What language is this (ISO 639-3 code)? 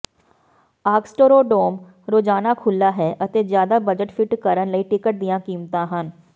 pan